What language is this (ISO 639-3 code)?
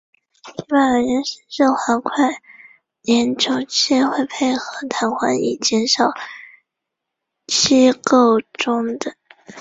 zho